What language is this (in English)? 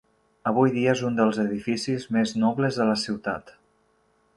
Catalan